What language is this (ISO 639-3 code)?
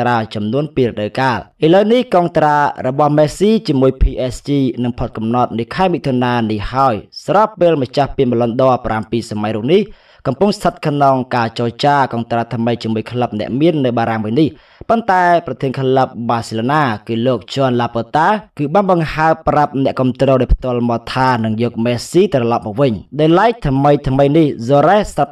tha